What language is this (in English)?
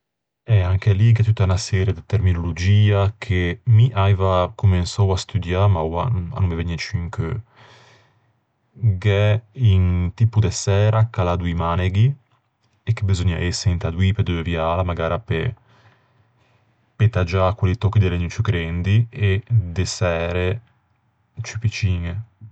Ligurian